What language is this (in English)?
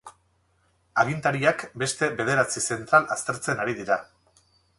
Basque